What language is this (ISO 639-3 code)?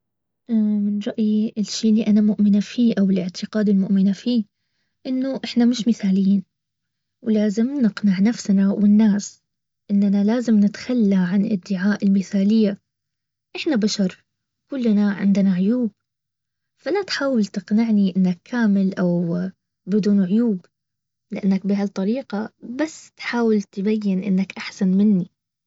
abv